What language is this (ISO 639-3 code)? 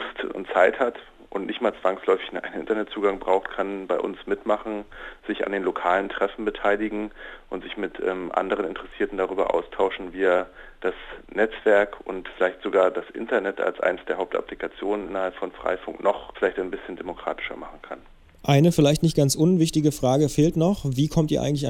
deu